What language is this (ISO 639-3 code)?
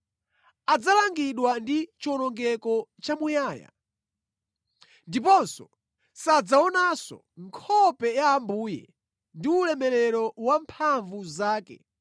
nya